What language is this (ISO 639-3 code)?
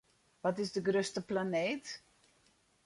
fry